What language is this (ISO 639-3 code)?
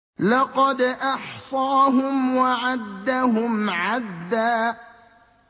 ara